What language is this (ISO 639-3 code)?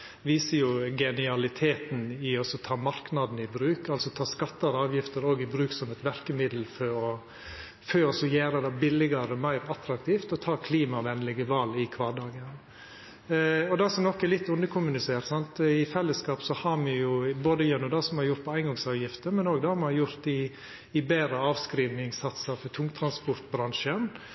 nno